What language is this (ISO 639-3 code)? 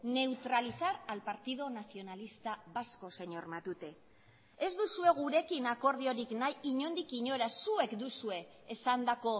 eus